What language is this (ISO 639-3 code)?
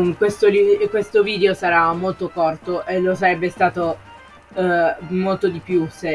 ita